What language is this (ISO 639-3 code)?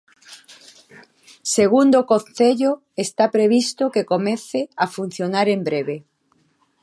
glg